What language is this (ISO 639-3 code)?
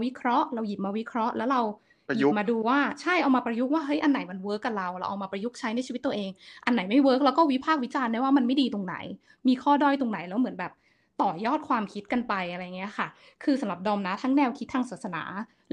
tha